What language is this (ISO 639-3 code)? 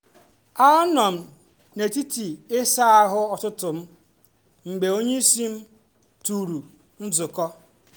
ibo